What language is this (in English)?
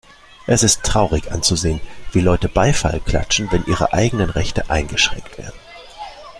German